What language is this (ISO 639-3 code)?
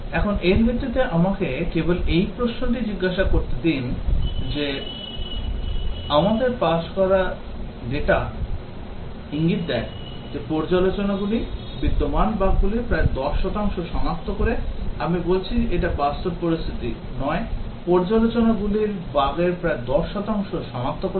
ben